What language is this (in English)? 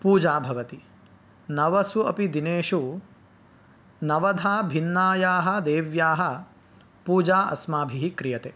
Sanskrit